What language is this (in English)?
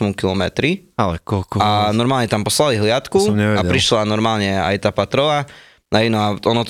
Slovak